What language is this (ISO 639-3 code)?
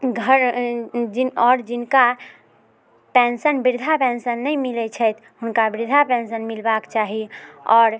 mai